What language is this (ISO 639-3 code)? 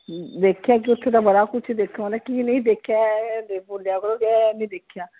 pan